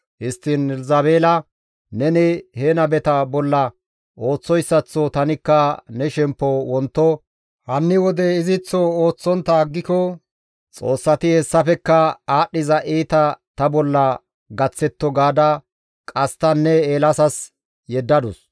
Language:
Gamo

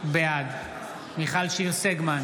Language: Hebrew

